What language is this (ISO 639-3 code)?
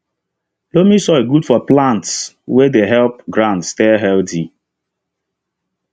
pcm